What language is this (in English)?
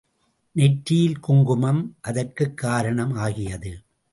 Tamil